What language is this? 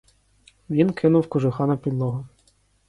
Ukrainian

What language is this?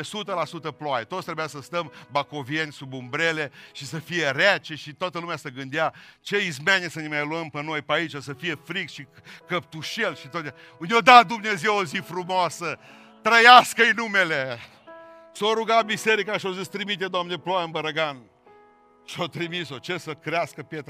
Romanian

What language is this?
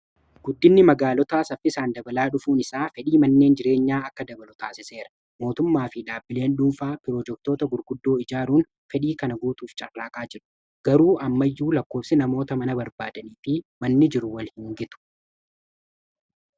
Oromo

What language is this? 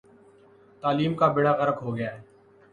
Urdu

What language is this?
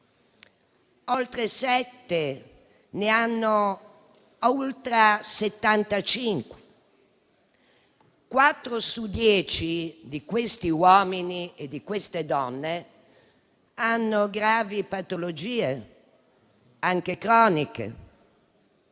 Italian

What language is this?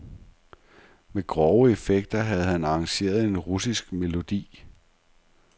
Danish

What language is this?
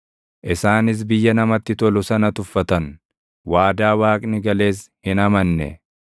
Oromo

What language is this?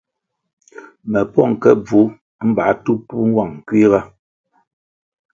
Kwasio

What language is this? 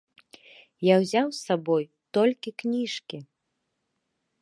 Belarusian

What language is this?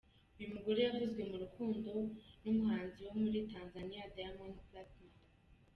Kinyarwanda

